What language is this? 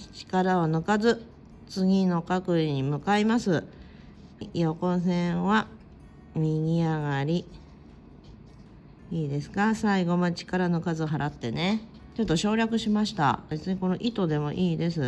Japanese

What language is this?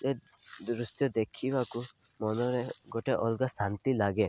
Odia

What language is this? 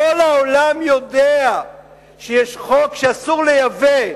Hebrew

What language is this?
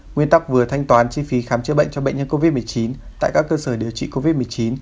Vietnamese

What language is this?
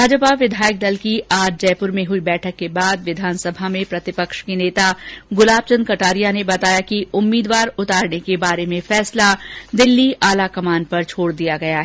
Hindi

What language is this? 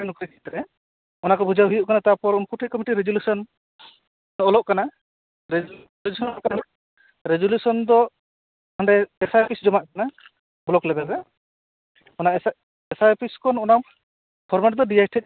Santali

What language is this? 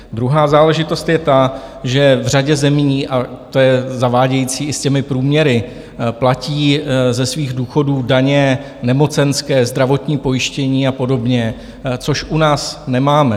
Czech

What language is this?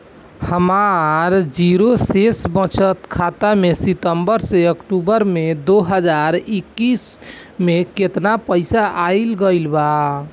Bhojpuri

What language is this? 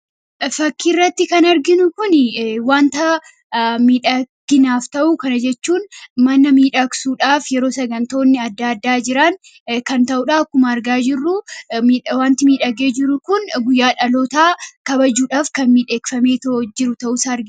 Oromo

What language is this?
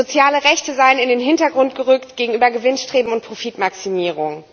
German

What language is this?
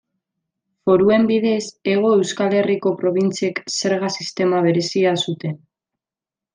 Basque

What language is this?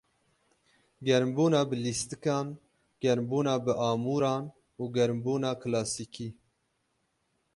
Kurdish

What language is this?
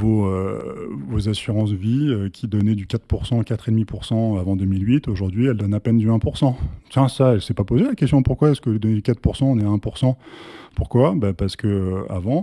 French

